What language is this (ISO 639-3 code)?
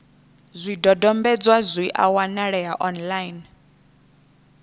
ven